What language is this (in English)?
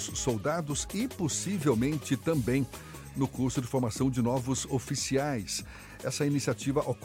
Portuguese